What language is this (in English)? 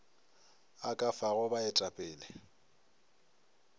Northern Sotho